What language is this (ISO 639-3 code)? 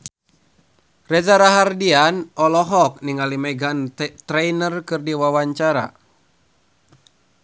sun